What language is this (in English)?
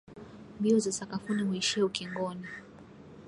Swahili